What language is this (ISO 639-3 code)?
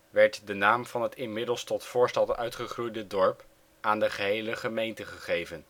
nld